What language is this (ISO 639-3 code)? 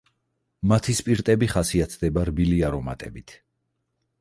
kat